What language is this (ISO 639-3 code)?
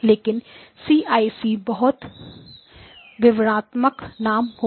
hin